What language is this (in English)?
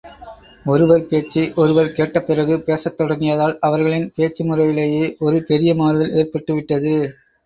Tamil